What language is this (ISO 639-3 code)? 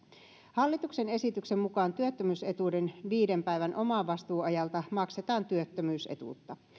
fin